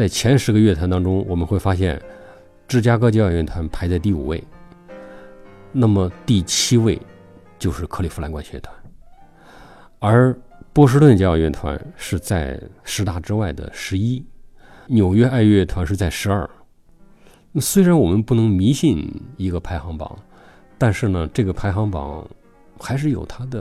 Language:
Chinese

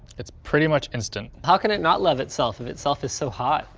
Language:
English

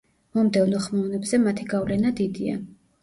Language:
Georgian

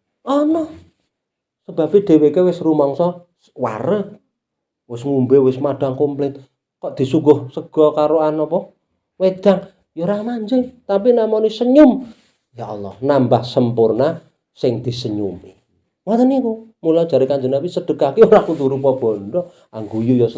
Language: Indonesian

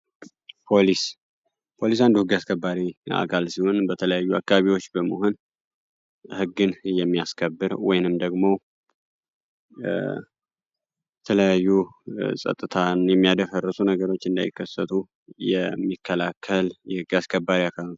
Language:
Amharic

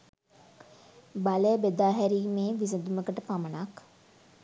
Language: Sinhala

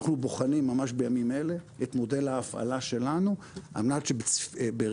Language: Hebrew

